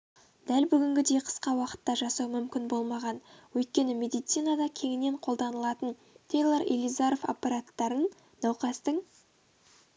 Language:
Kazakh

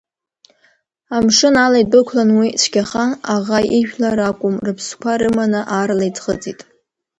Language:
Abkhazian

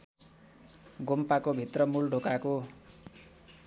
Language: Nepali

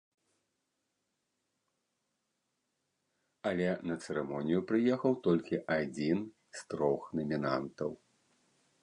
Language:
Belarusian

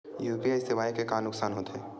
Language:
Chhattisgarhi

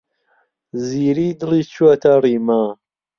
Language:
Central Kurdish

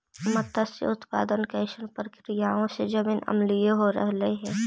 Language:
Magahi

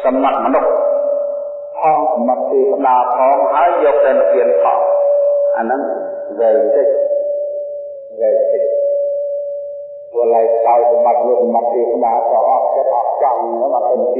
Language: Vietnamese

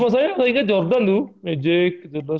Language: Indonesian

